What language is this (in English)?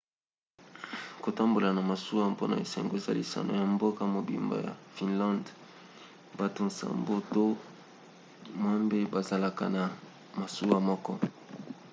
Lingala